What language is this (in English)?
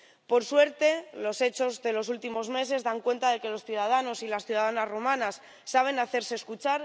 Spanish